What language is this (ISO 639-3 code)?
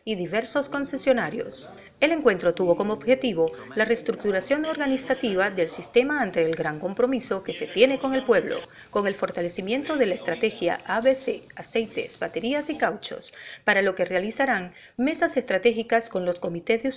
spa